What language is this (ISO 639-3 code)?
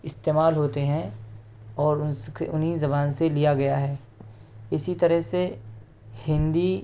urd